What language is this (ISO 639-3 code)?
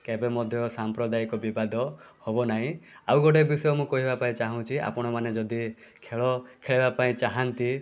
ori